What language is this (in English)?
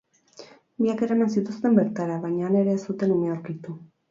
Basque